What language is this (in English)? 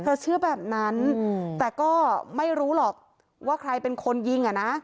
Thai